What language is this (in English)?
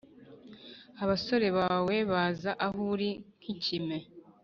Kinyarwanda